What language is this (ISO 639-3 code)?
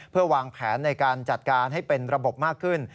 tha